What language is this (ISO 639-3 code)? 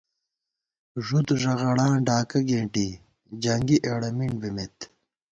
gwt